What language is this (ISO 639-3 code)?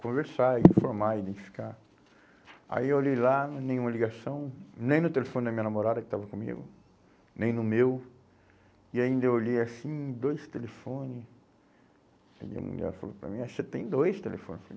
por